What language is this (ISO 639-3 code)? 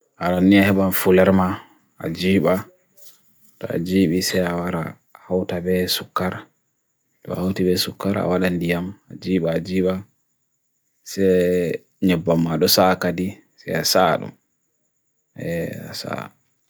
fui